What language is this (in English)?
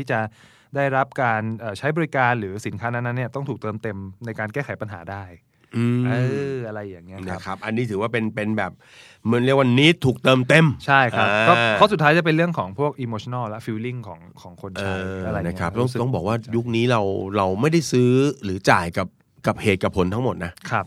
Thai